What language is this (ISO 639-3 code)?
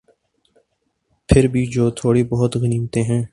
urd